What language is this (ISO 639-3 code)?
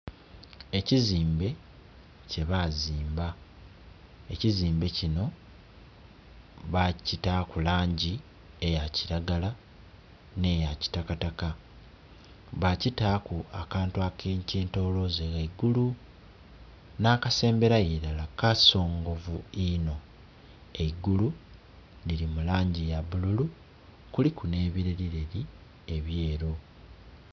xog